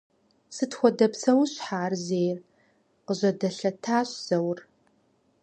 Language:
Kabardian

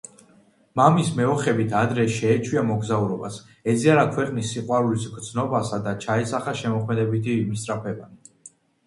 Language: Georgian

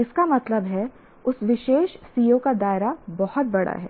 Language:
Hindi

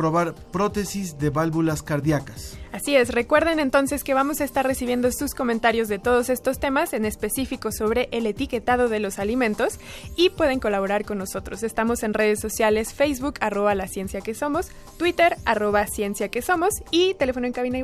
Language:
Spanish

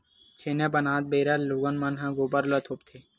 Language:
Chhattisgarhi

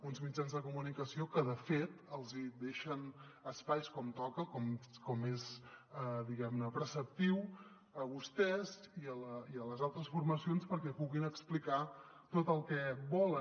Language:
Catalan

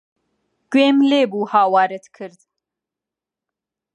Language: Central Kurdish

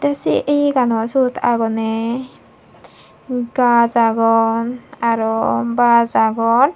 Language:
Chakma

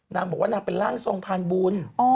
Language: Thai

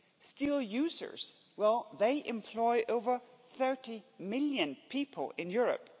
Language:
English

